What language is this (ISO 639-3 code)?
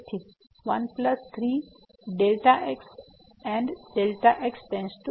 guj